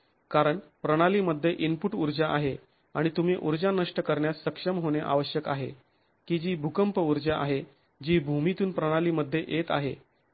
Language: Marathi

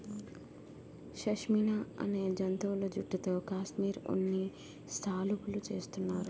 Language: Telugu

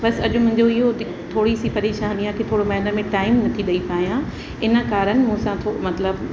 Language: Sindhi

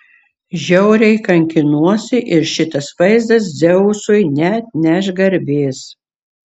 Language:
Lithuanian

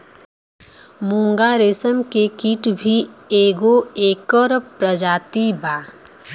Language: Bhojpuri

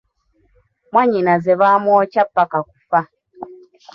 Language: Ganda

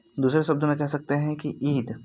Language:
Hindi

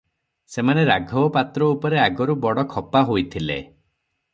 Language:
Odia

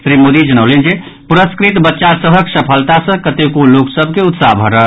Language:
Maithili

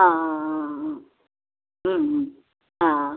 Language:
Konkani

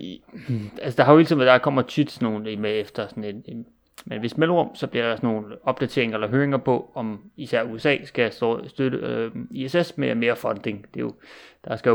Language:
Danish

